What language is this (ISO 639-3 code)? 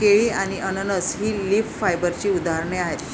mar